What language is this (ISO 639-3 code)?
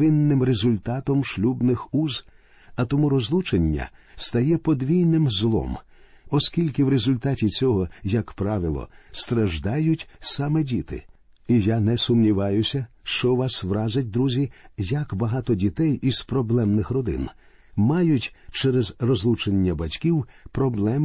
ukr